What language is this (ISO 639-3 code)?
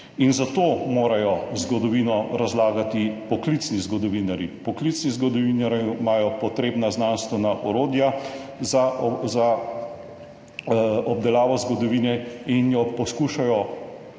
slv